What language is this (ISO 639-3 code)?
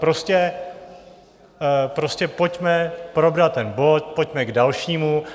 ces